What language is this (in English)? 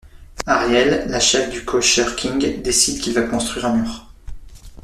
French